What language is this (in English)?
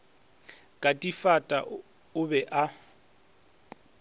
Northern Sotho